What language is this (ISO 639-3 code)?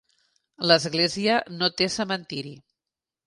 cat